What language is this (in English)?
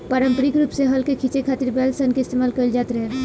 Bhojpuri